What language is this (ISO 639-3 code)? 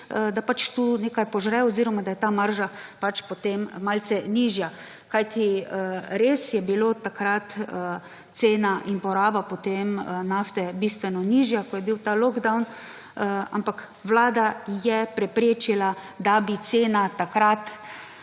slv